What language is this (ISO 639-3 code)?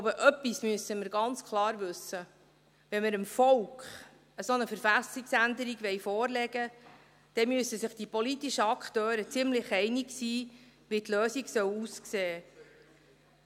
gsw